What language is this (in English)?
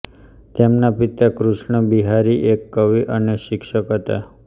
Gujarati